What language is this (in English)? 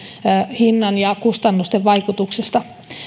Finnish